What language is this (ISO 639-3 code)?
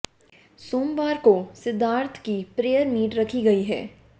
hin